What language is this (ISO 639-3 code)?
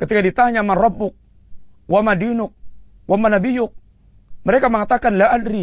msa